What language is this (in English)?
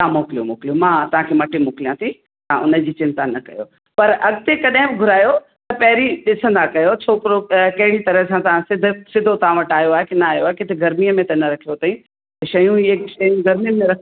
Sindhi